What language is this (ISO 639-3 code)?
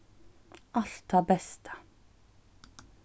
fao